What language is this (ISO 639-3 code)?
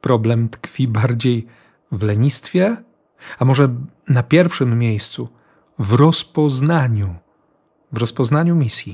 pol